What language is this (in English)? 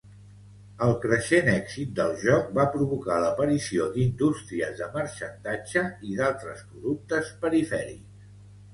Catalan